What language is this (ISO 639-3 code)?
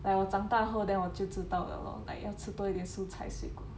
eng